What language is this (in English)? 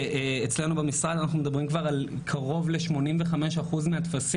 Hebrew